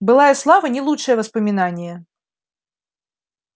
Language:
Russian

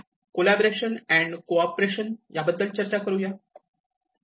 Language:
Marathi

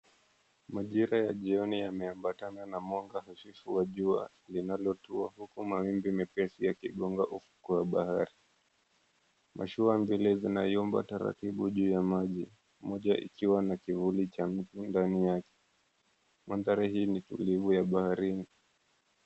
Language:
Swahili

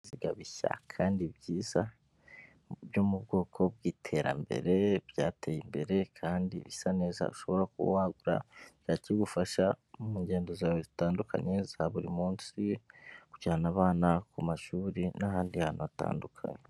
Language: Kinyarwanda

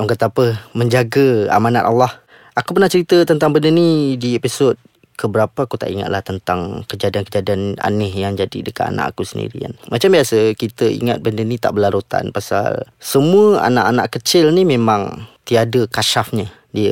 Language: Malay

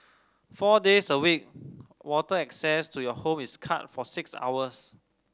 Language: English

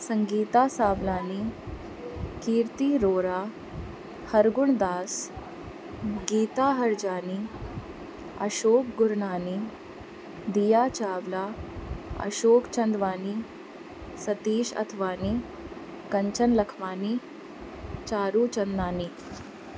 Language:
Sindhi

